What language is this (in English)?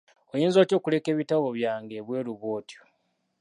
Ganda